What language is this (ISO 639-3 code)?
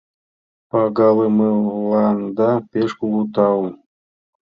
chm